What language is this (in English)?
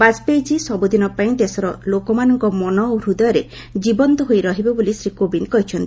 Odia